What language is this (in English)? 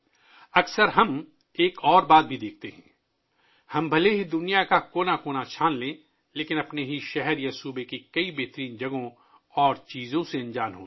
Urdu